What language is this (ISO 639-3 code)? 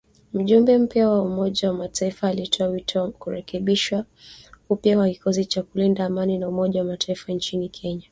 swa